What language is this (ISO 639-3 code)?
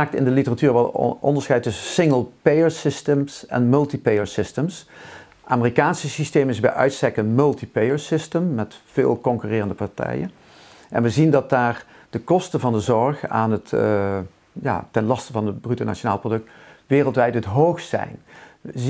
nld